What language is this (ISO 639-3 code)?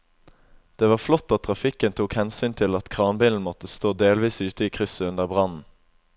nor